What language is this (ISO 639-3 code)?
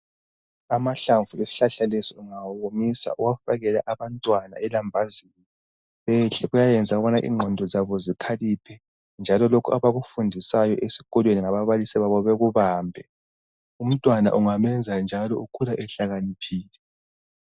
nde